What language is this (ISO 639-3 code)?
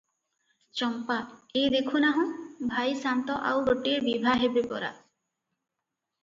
ori